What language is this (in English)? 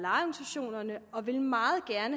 Danish